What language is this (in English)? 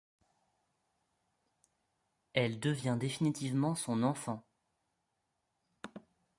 French